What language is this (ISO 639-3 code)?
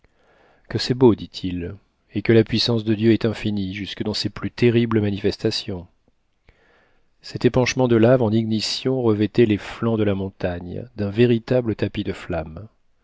fra